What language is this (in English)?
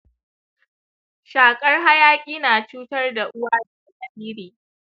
Hausa